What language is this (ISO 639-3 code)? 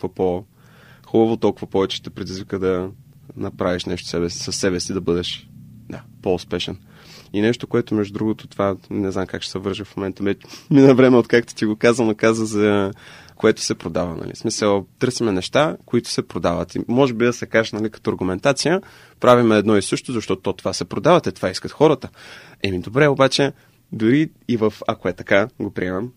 bul